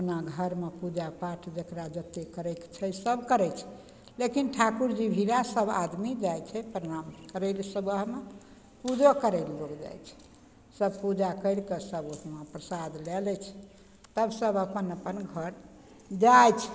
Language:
Maithili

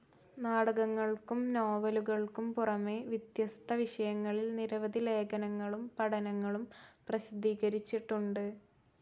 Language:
Malayalam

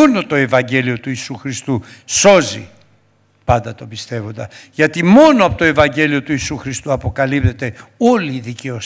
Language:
Greek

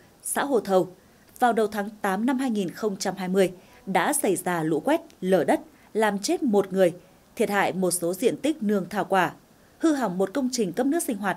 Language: Vietnamese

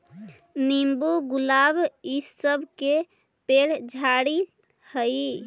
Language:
Magahi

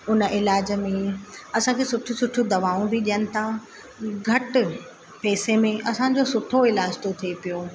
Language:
Sindhi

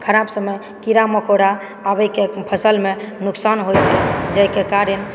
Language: Maithili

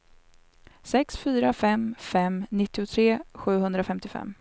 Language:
Swedish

